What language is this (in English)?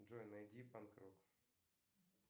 Russian